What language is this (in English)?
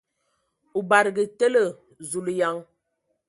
Ewondo